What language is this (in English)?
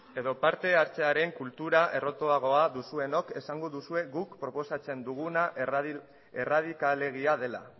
Basque